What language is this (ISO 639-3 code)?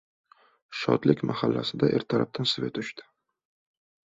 uzb